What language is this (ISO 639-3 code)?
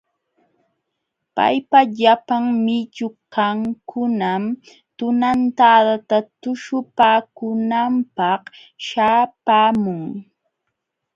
qxw